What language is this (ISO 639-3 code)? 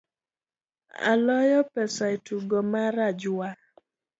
luo